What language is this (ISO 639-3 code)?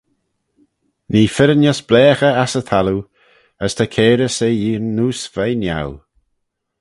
glv